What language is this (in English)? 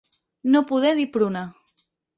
Catalan